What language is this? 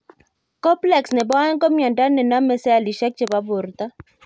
Kalenjin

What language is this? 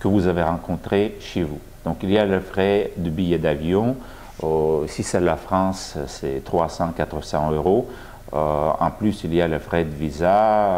French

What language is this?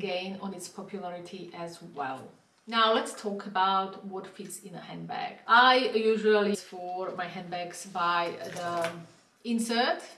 English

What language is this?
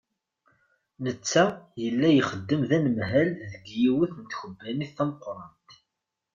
Kabyle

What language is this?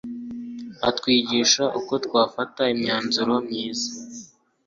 Kinyarwanda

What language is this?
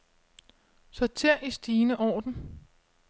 Danish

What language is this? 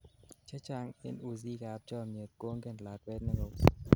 Kalenjin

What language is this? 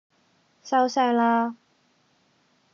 Cantonese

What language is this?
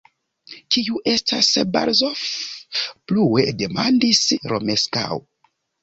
Esperanto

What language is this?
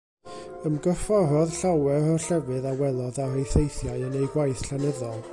Welsh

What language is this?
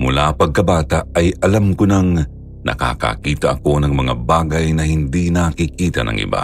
Filipino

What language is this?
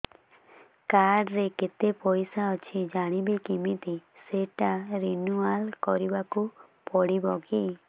Odia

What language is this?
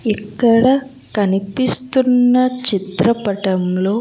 Telugu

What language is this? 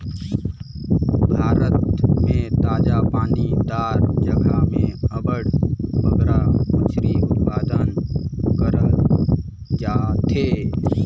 Chhattisgarhi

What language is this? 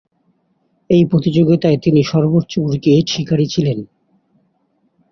Bangla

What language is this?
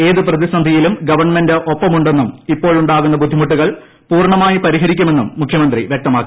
Malayalam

